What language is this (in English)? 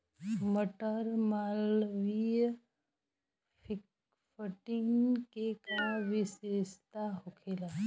Bhojpuri